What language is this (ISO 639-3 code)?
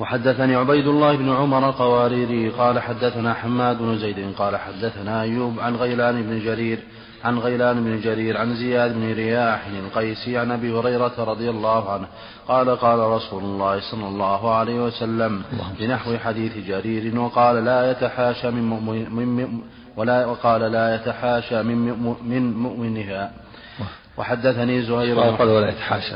ara